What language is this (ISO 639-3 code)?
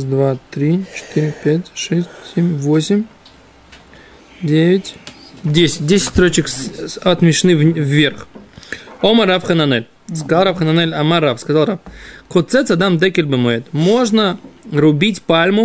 rus